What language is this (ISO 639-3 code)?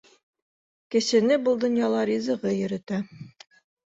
bak